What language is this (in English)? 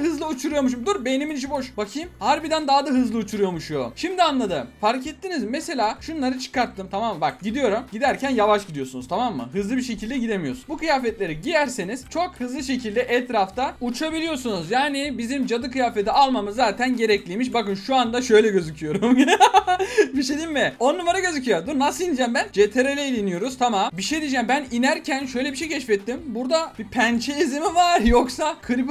Turkish